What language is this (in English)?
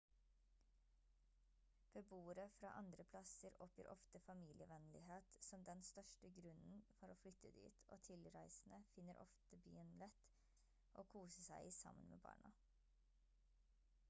Norwegian Bokmål